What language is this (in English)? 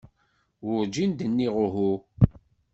Kabyle